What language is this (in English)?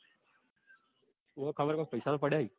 Gujarati